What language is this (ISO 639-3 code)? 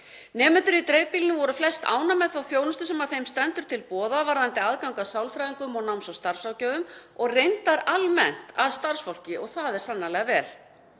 isl